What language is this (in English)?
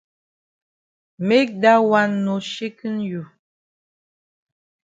Cameroon Pidgin